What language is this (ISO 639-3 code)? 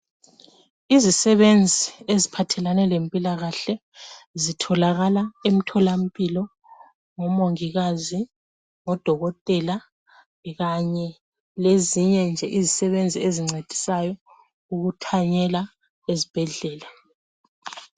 nde